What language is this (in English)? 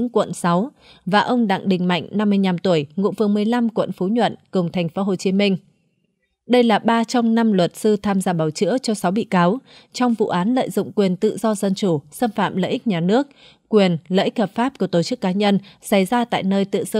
Vietnamese